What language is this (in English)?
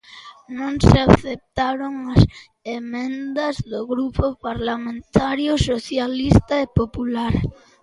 Galician